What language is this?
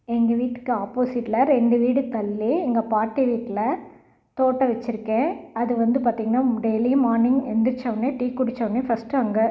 Tamil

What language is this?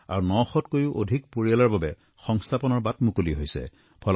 Assamese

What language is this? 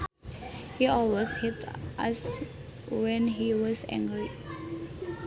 Sundanese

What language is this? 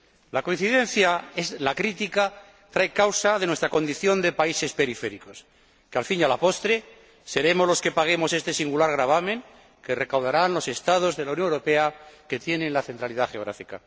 Spanish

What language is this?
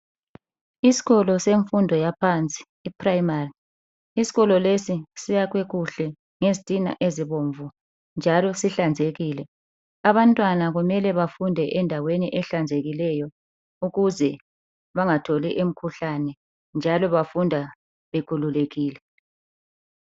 North Ndebele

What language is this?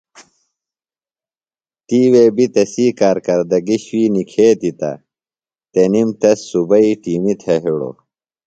Phalura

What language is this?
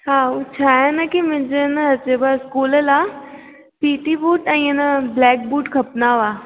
Sindhi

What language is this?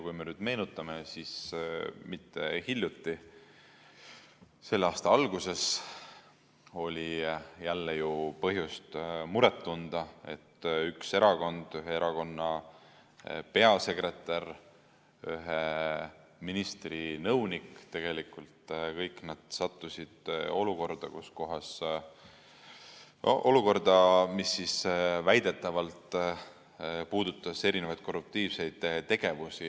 Estonian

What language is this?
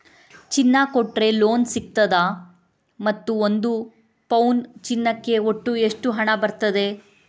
Kannada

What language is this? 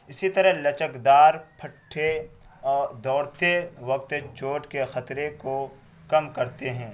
Urdu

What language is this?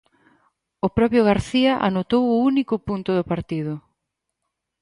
Galician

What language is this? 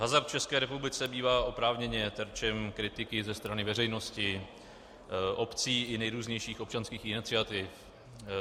Czech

